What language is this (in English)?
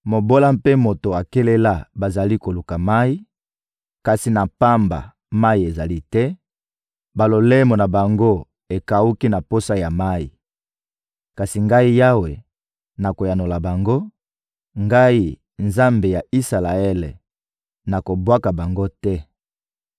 Lingala